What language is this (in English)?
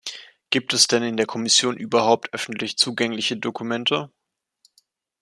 German